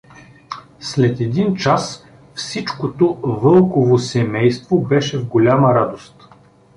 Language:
Bulgarian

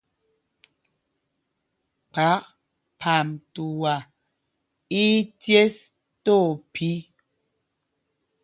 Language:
Mpumpong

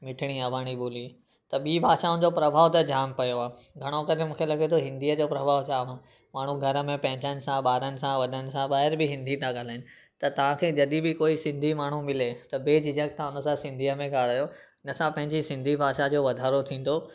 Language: Sindhi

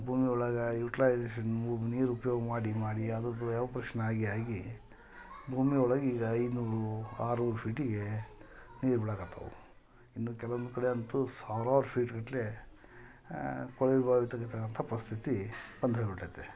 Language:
Kannada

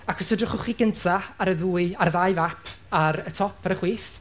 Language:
Welsh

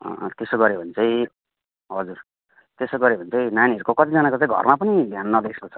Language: Nepali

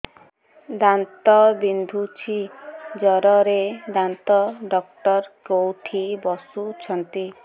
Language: Odia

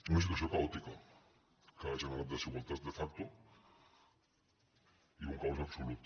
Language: Catalan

